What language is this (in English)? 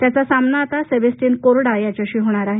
Marathi